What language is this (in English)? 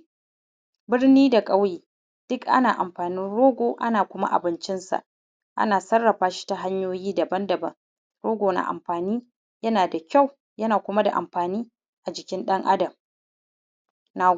Hausa